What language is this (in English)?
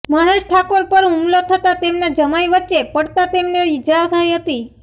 Gujarati